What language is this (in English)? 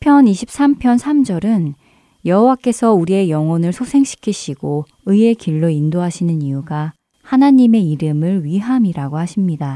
Korean